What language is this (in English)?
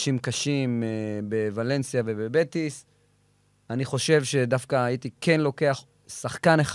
Hebrew